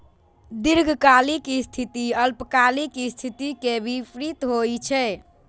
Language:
Maithili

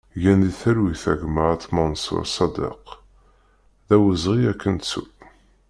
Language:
Kabyle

